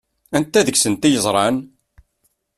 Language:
Kabyle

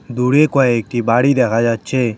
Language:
Bangla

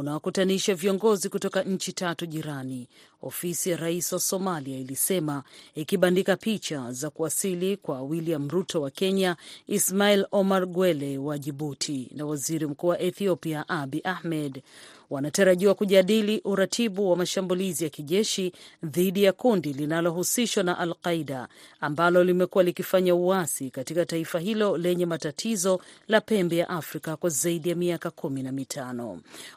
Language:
Swahili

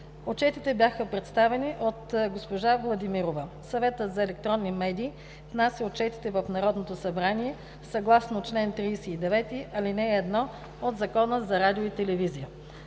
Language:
Bulgarian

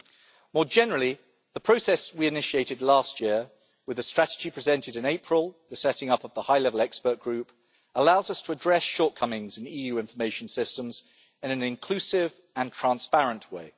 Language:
English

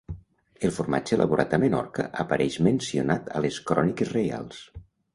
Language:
Catalan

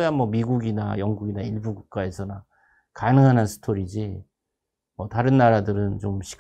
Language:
Korean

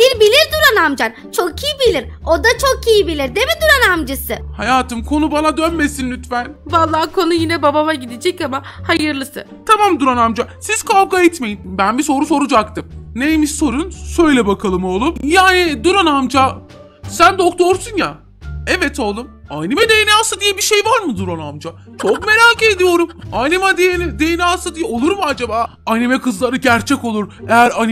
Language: Turkish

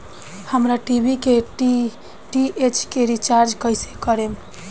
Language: Bhojpuri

